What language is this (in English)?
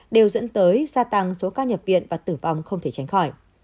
Vietnamese